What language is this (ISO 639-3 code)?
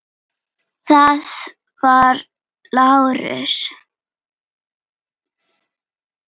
isl